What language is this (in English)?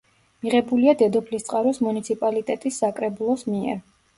Georgian